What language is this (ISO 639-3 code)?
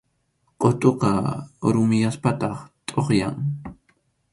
qxu